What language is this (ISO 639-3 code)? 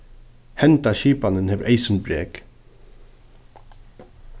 fao